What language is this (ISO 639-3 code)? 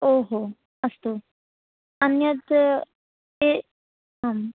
san